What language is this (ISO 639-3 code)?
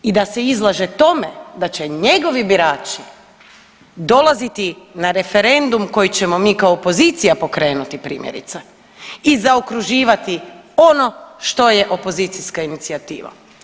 hrv